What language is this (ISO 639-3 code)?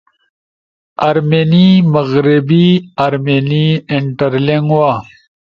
ush